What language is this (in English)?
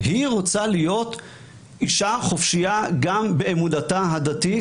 Hebrew